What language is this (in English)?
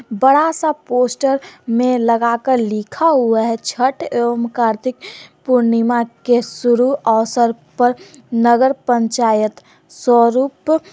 Hindi